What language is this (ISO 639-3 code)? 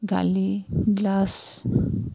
asm